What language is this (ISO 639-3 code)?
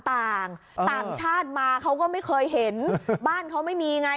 tha